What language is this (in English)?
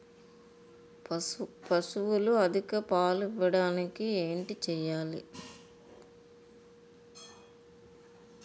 Telugu